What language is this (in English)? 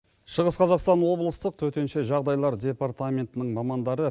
Kazakh